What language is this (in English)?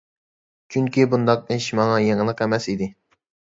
Uyghur